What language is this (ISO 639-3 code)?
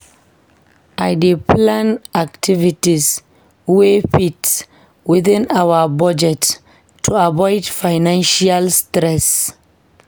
pcm